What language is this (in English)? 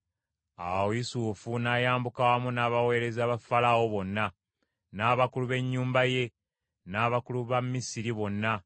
Ganda